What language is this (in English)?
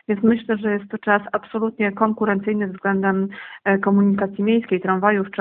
Polish